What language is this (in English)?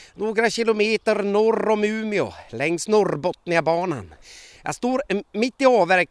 Swedish